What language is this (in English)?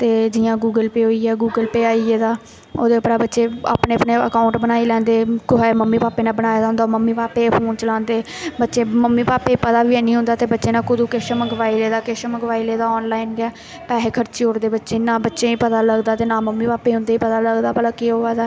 Dogri